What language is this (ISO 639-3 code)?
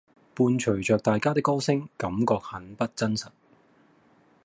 yue